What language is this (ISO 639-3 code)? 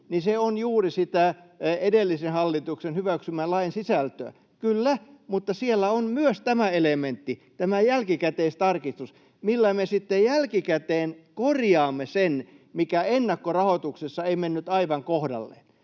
fin